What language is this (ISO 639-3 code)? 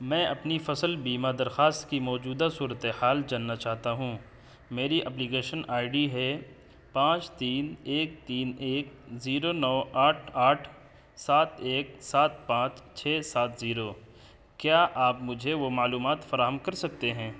urd